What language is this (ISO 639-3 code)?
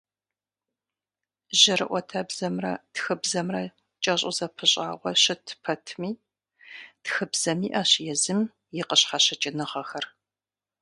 kbd